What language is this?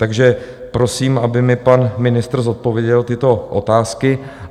Czech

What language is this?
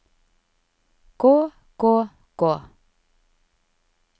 Norwegian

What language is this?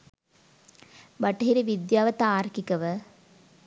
Sinhala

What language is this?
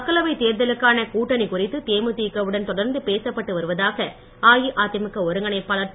Tamil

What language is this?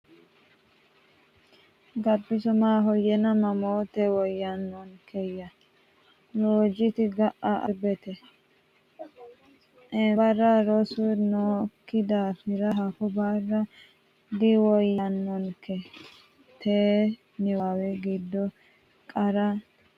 Sidamo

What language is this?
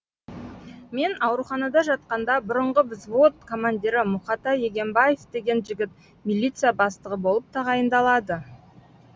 Kazakh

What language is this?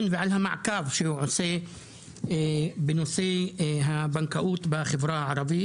Hebrew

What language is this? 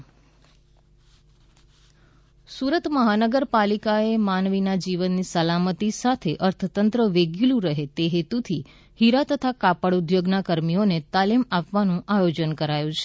Gujarati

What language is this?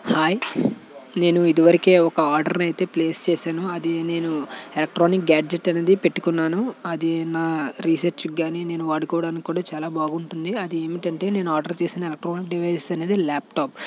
Telugu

